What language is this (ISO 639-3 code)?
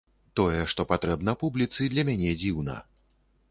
bel